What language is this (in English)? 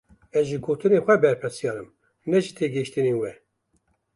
Kurdish